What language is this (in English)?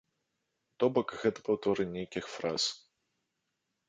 Belarusian